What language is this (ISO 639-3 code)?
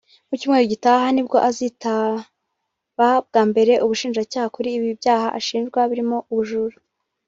kin